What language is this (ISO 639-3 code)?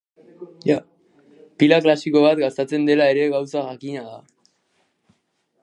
eus